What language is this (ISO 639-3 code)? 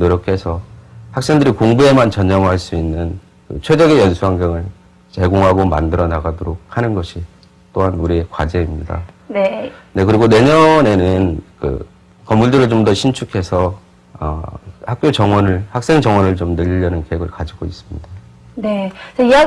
kor